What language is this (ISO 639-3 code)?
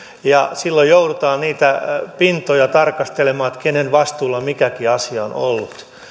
fin